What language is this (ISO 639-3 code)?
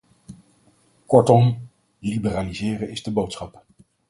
nld